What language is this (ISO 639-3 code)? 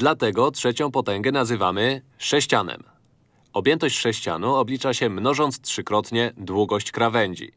pol